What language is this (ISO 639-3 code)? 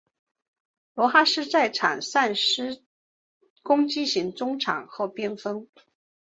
zho